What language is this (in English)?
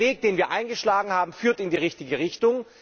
German